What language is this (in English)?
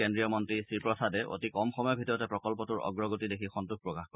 Assamese